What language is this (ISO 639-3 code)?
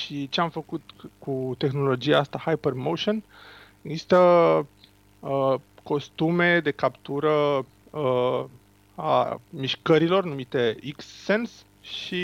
ron